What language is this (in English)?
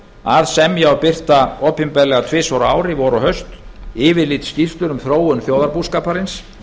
Icelandic